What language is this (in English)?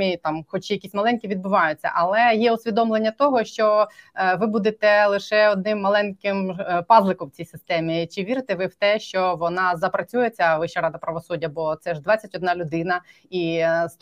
Ukrainian